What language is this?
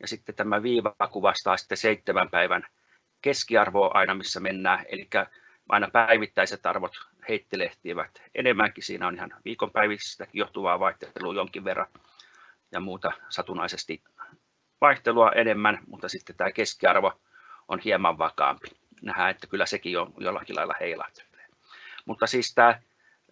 Finnish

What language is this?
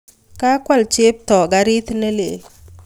Kalenjin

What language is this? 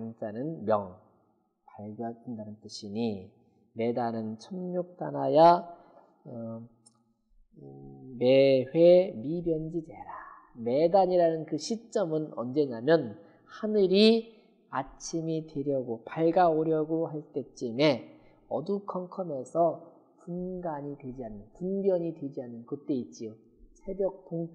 Korean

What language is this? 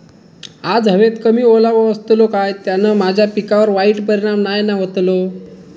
Marathi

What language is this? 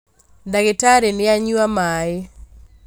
Kikuyu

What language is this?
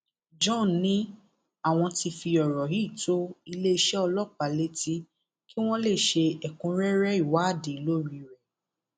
Yoruba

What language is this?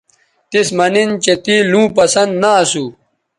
Bateri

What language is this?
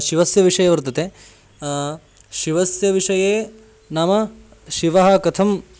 Sanskrit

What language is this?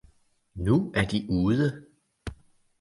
Danish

